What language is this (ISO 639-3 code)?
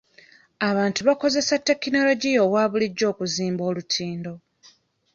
lug